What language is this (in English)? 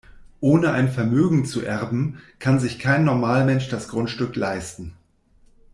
German